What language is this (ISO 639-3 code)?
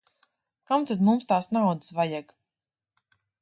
lav